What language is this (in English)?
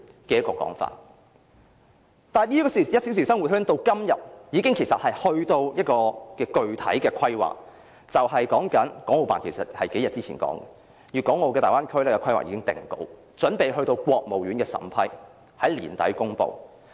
Cantonese